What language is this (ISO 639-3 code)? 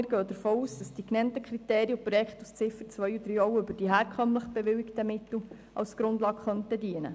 gsw